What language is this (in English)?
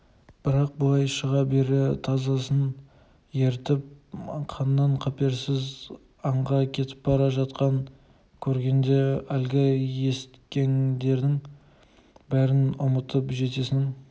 Kazakh